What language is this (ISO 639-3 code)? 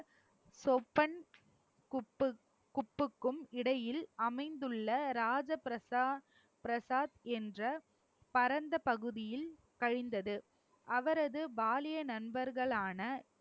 tam